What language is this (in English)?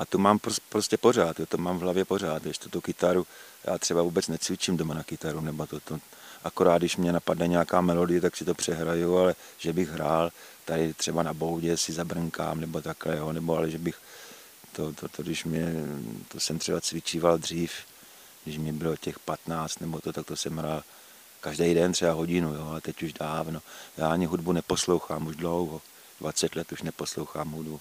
Czech